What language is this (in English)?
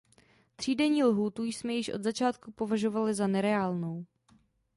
Czech